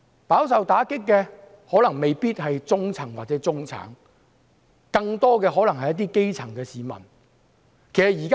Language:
Cantonese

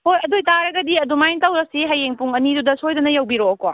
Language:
Manipuri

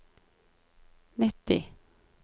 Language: Norwegian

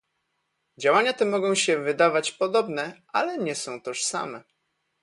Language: Polish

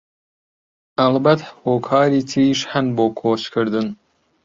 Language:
Central Kurdish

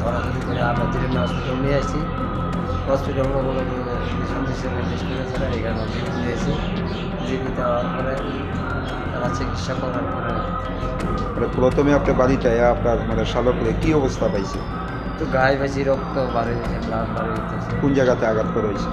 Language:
Romanian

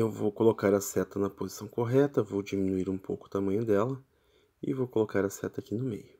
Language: Portuguese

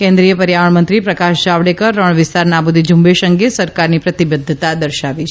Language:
Gujarati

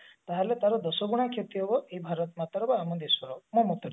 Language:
Odia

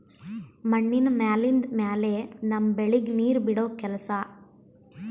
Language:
Kannada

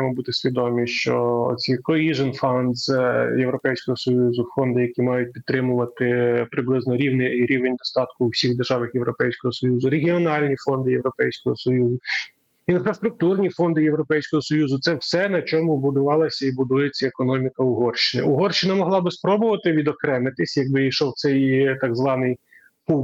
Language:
Ukrainian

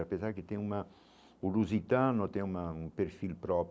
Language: Portuguese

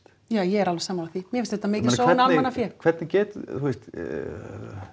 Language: Icelandic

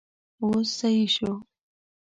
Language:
Pashto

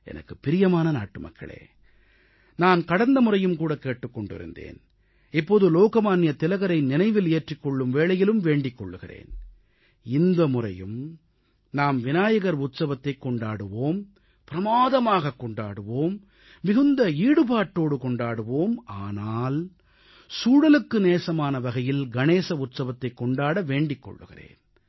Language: Tamil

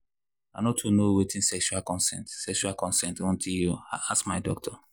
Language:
Nigerian Pidgin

